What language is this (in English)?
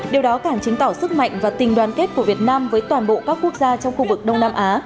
Vietnamese